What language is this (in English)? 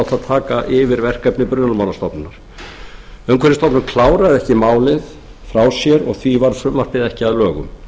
Icelandic